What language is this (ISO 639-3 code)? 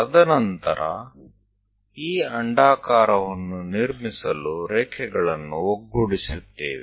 kan